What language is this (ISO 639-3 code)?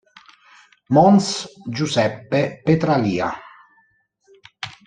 ita